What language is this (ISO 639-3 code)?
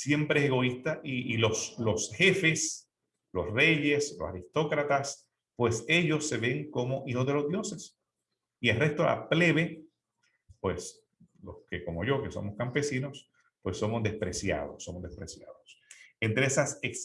spa